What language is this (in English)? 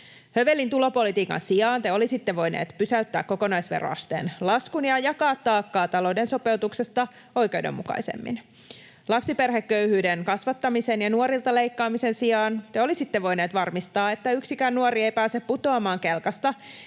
Finnish